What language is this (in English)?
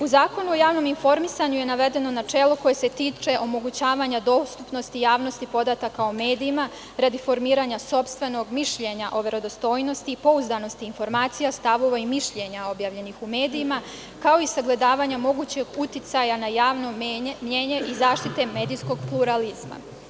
Serbian